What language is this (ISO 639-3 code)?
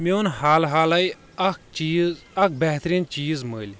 kas